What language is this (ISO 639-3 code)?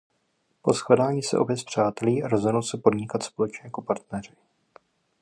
ces